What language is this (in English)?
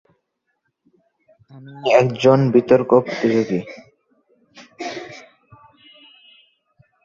Bangla